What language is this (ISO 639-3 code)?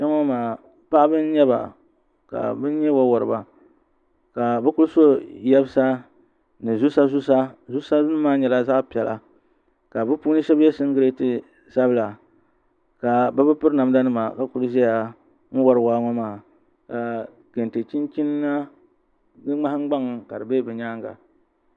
dag